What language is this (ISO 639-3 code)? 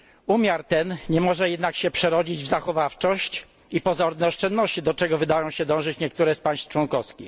pol